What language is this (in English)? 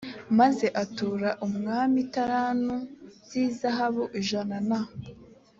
Kinyarwanda